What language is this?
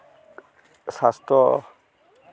Santali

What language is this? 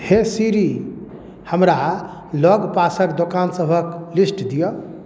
Maithili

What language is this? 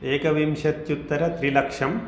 Sanskrit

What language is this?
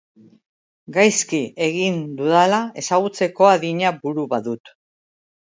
Basque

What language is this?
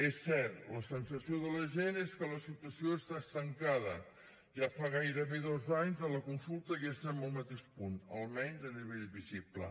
Catalan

